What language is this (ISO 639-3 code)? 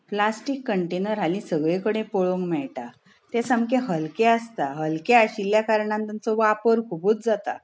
kok